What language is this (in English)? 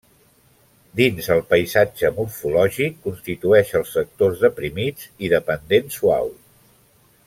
Catalan